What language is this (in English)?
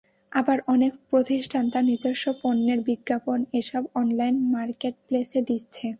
Bangla